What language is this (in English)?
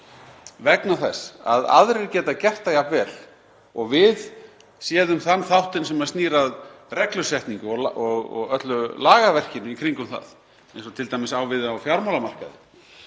Icelandic